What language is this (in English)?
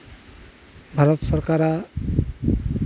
Santali